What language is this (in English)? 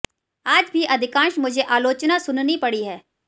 Hindi